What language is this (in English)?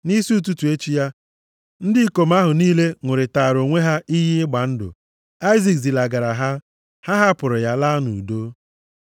Igbo